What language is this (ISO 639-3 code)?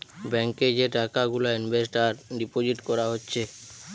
ben